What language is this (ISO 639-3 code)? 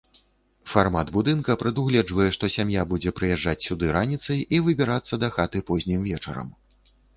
bel